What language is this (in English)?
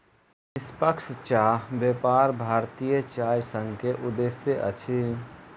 Maithili